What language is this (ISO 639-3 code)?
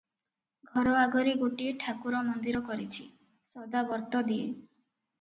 ori